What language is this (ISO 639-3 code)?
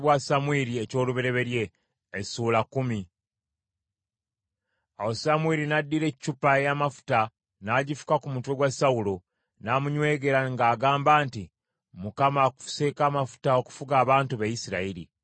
lug